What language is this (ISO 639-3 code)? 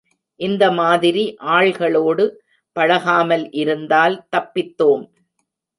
tam